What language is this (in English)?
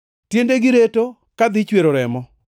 Luo (Kenya and Tanzania)